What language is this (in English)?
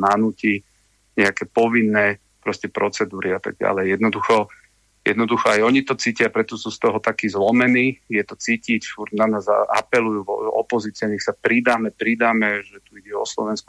Slovak